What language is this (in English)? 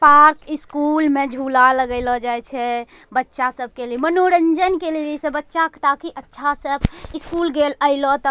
Angika